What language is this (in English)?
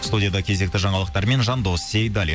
Kazakh